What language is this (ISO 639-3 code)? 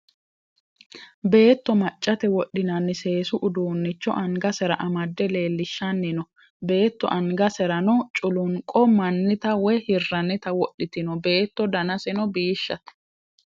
sid